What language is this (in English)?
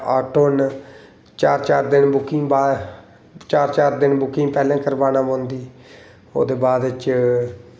Dogri